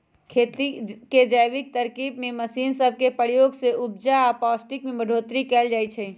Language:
Magahi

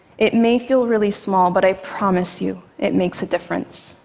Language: English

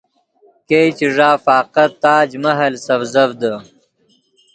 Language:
Yidgha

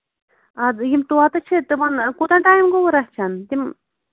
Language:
Kashmiri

